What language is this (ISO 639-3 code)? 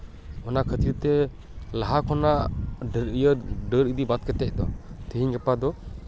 sat